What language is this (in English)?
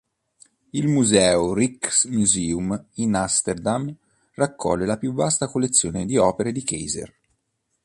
Italian